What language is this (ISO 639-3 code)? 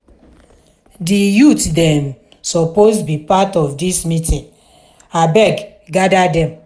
pcm